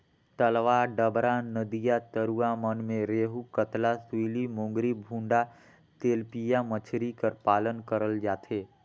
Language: Chhattisgarhi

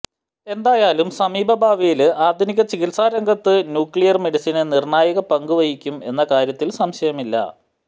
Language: Malayalam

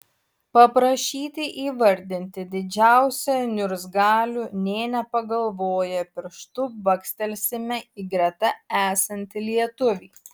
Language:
Lithuanian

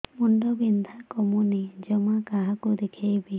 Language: Odia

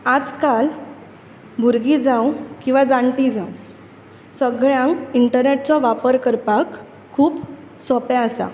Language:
Konkani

